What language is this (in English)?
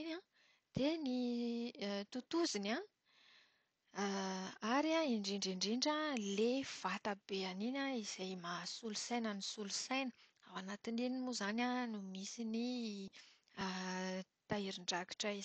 Malagasy